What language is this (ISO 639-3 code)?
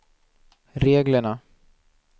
swe